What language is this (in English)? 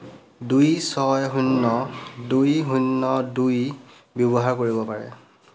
Assamese